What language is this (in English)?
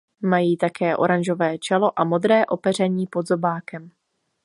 Czech